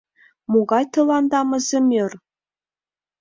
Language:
Mari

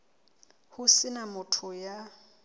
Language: Southern Sotho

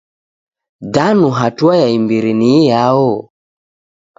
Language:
Taita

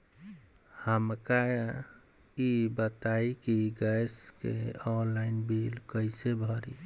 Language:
Bhojpuri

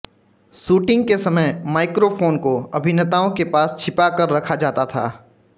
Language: Hindi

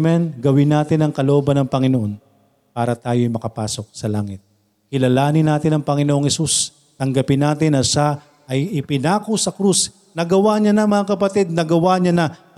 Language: Filipino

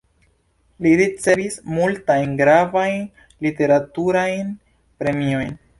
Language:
Esperanto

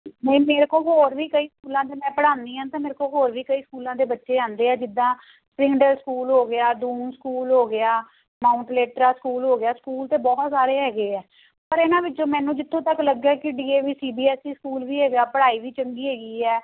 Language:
Punjabi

